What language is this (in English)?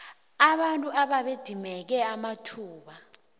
South Ndebele